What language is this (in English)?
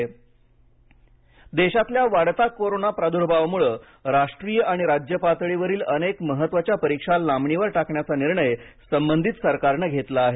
Marathi